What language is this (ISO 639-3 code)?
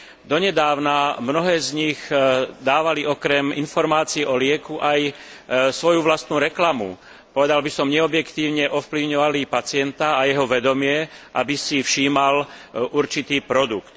slk